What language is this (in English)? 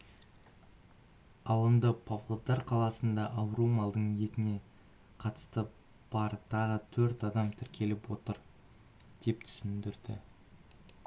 Kazakh